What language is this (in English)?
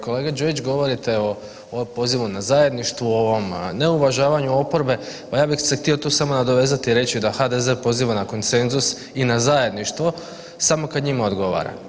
Croatian